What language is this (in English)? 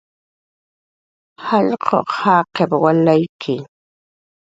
Jaqaru